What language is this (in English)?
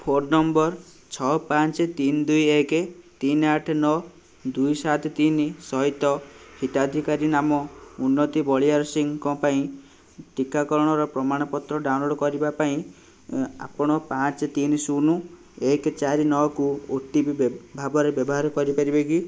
Odia